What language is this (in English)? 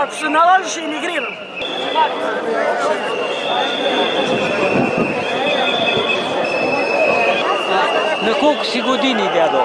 Bulgarian